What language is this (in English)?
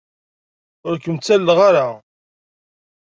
Kabyle